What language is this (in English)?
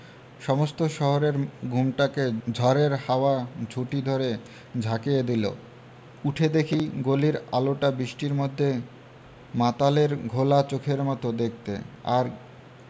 Bangla